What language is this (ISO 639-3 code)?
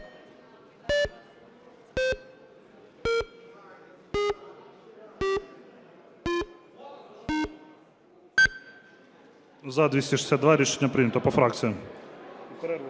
ukr